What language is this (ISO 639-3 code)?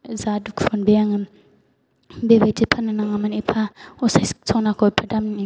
brx